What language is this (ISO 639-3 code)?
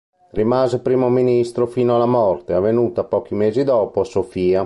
ita